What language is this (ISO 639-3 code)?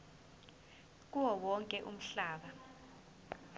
zul